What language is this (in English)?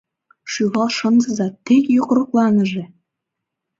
Mari